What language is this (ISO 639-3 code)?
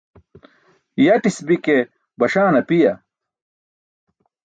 bsk